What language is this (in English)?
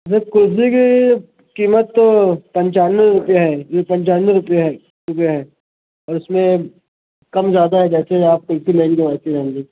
Urdu